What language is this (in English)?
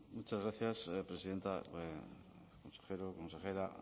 Spanish